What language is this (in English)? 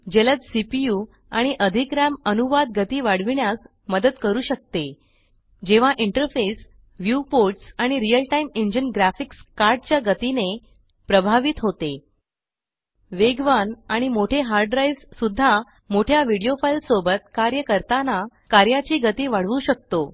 Marathi